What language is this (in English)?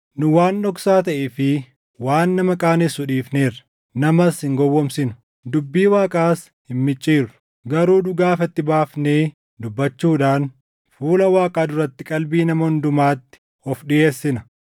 Oromo